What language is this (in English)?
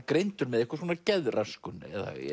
Icelandic